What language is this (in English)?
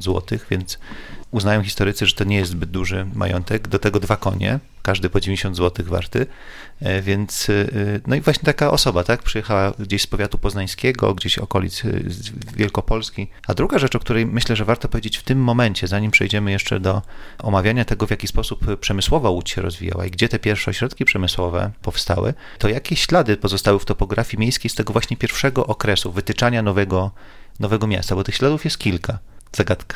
Polish